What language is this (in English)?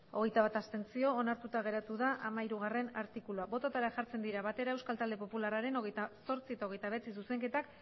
Basque